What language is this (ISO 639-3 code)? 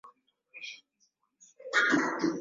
swa